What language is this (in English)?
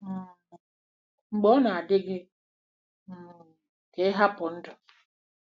Igbo